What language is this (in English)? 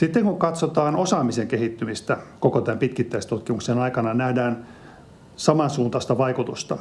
Finnish